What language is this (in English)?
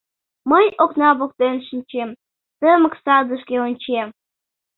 Mari